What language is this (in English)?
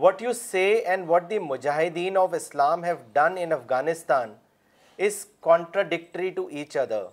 Urdu